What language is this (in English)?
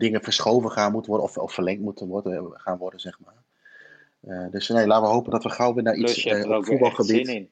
Dutch